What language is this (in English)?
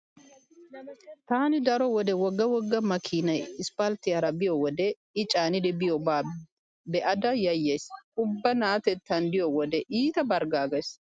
Wolaytta